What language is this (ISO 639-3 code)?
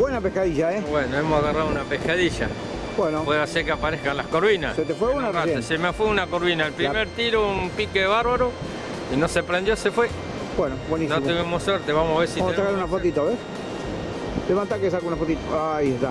spa